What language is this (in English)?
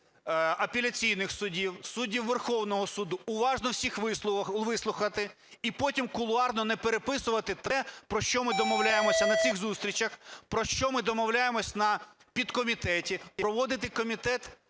Ukrainian